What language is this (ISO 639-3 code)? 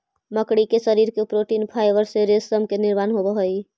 mag